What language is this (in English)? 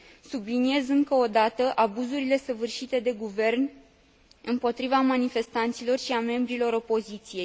Romanian